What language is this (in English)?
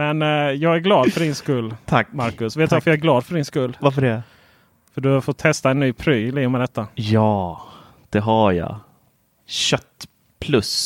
Swedish